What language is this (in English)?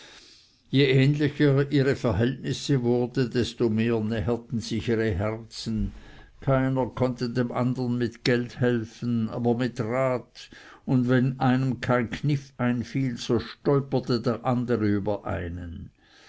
German